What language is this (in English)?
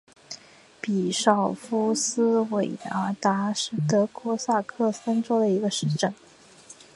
Chinese